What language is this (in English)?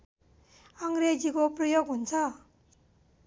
Nepali